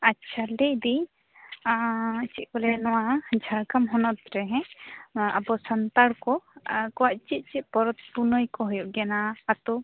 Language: Santali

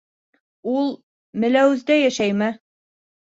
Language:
Bashkir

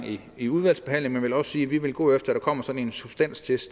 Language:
Danish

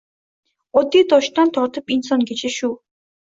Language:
Uzbek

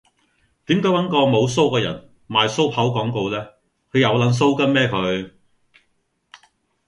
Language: Cantonese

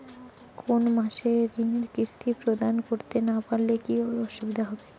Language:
Bangla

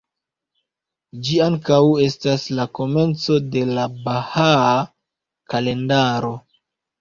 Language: Esperanto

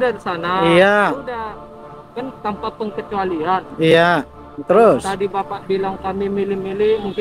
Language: Indonesian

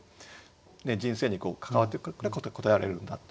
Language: Japanese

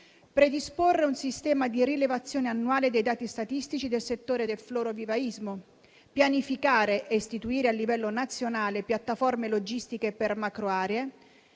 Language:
Italian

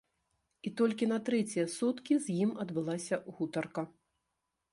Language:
Belarusian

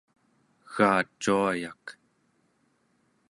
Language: Central Yupik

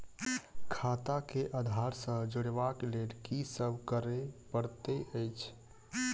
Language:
Maithili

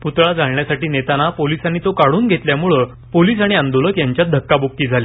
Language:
Marathi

